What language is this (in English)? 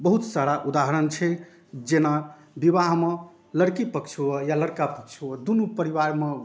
Maithili